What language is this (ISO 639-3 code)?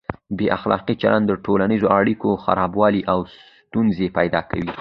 pus